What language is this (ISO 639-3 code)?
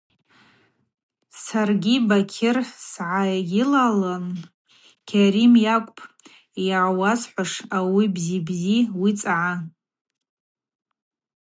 abq